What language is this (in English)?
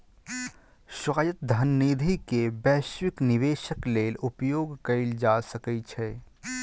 Maithili